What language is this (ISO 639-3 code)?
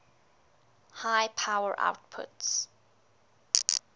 eng